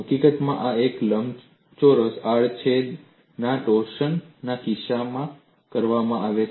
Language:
Gujarati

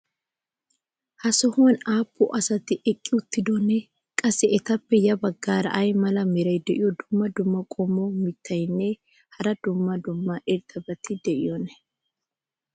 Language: Wolaytta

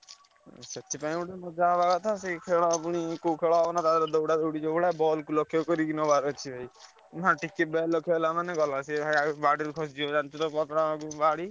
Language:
Odia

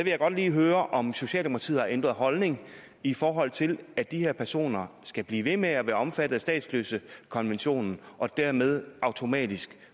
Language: Danish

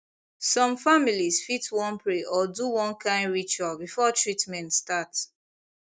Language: Nigerian Pidgin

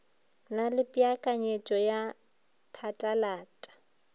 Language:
Northern Sotho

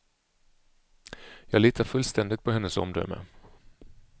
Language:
Swedish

